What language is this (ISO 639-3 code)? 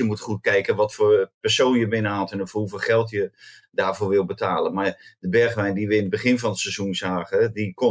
nld